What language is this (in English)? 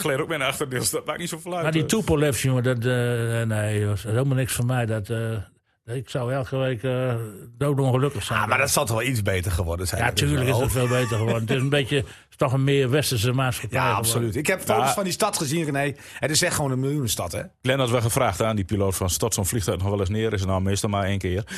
Dutch